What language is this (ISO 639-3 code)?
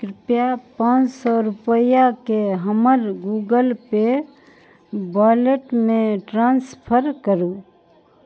mai